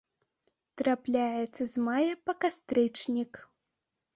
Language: Belarusian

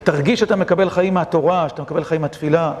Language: Hebrew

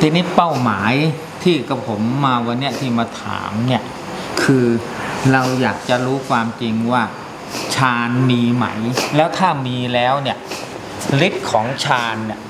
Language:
Thai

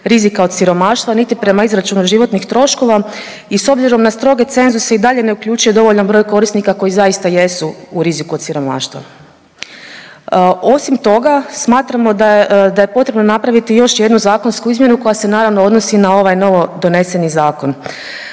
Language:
Croatian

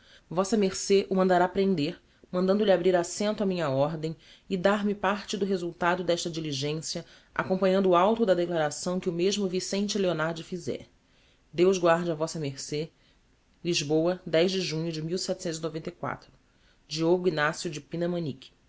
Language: Portuguese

